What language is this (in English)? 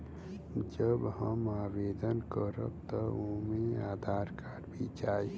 Bhojpuri